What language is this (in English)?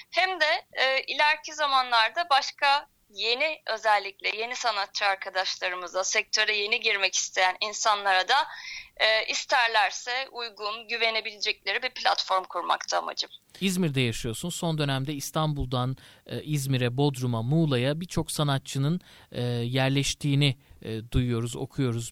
Turkish